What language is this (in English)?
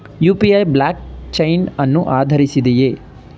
Kannada